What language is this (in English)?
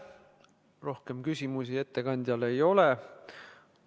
Estonian